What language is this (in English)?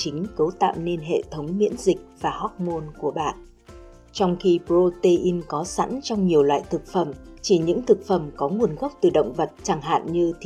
Vietnamese